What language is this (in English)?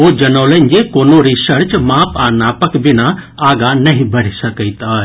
Maithili